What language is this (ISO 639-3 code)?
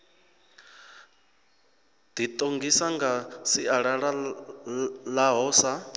ven